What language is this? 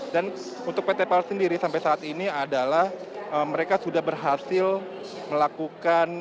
Indonesian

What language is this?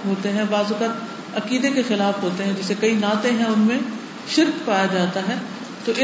Urdu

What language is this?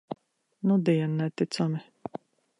Latvian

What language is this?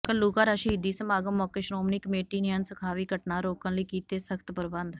Punjabi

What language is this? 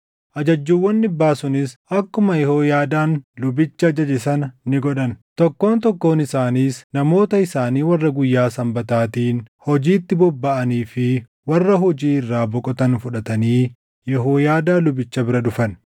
Oromo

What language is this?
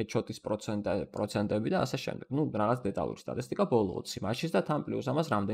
Romanian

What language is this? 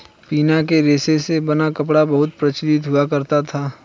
Hindi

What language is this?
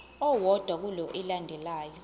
Zulu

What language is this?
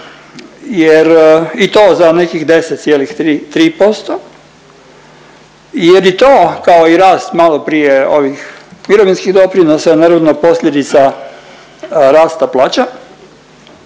Croatian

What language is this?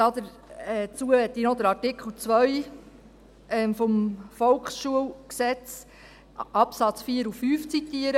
Swiss German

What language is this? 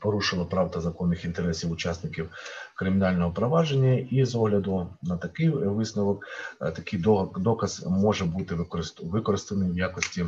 Ukrainian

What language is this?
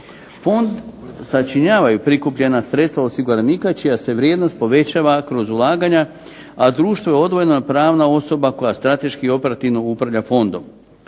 Croatian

